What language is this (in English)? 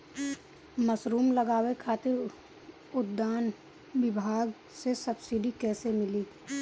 Bhojpuri